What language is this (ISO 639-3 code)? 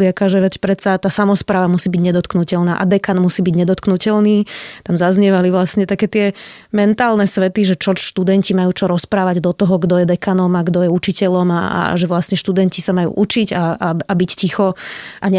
slk